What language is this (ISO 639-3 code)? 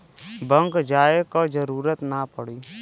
bho